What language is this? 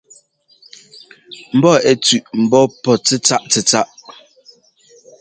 Ngomba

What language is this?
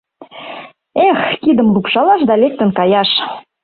Mari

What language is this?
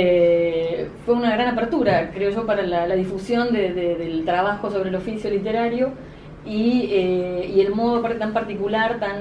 Spanish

